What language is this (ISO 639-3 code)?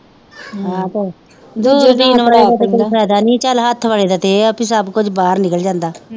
pan